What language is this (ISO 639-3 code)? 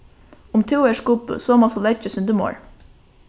fao